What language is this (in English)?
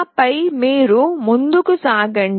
Telugu